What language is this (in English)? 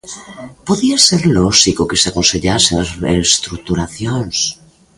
Galician